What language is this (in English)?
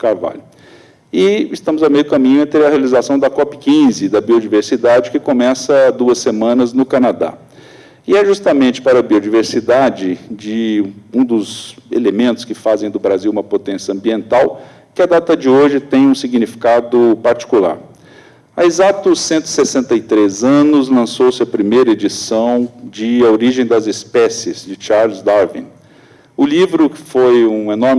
Portuguese